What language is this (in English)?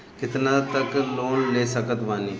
Bhojpuri